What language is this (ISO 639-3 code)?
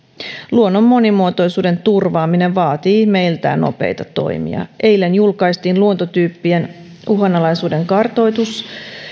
fin